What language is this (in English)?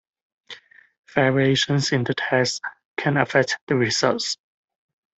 English